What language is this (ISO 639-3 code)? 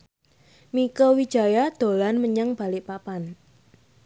jav